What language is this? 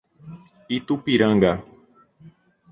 Portuguese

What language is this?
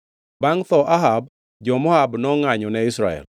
Luo (Kenya and Tanzania)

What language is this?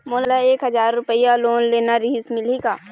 Chhattisgarhi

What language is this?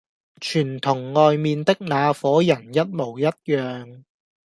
Cantonese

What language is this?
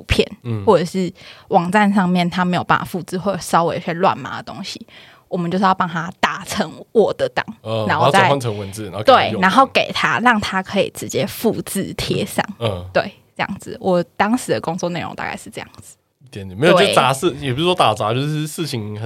Chinese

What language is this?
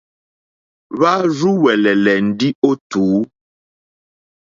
Mokpwe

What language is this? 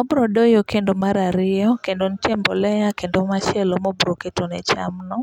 Luo (Kenya and Tanzania)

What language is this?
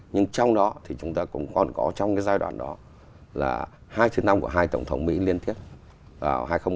Vietnamese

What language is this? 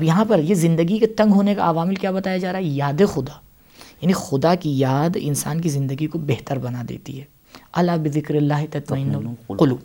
Urdu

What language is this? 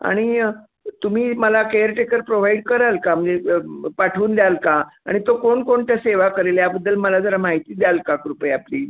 Marathi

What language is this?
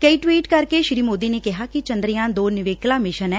Punjabi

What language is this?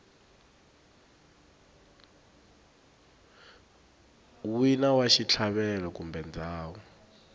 Tsonga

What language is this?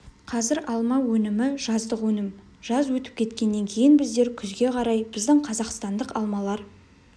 Kazakh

